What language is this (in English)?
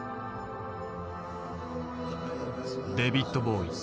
Japanese